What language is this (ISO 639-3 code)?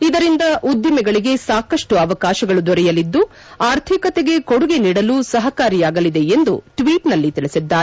kan